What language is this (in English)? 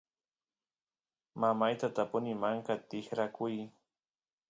Santiago del Estero Quichua